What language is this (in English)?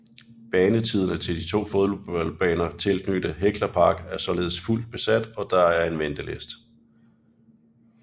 Danish